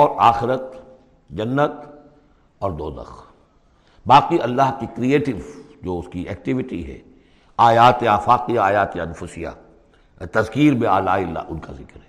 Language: Urdu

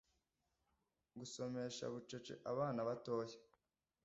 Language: Kinyarwanda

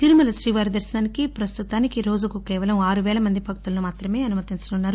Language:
Telugu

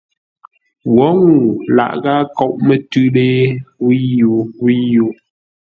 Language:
Ngombale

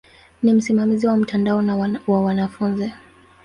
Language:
Swahili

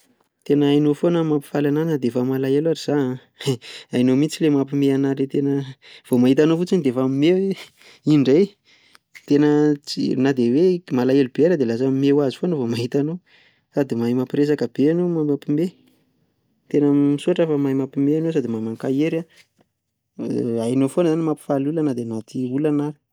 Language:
Malagasy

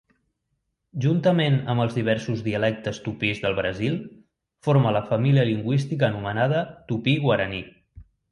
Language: Catalan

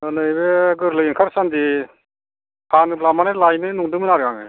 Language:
Bodo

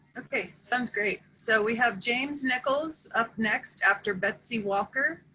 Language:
English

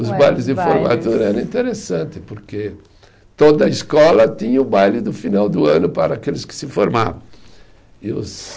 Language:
Portuguese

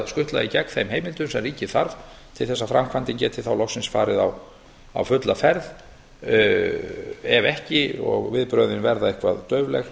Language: Icelandic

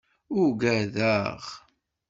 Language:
Kabyle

